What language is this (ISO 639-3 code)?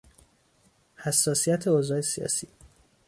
fas